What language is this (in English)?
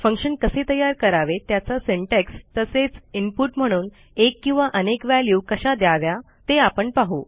Marathi